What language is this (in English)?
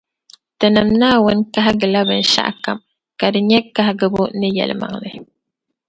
Dagbani